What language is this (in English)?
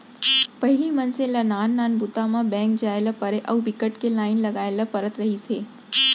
Chhattisgarhi